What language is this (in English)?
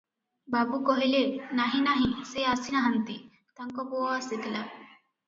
Odia